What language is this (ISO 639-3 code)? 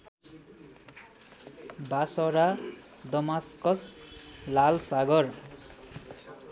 nep